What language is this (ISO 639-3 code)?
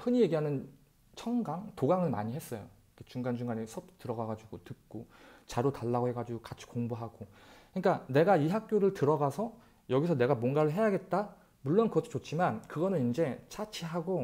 kor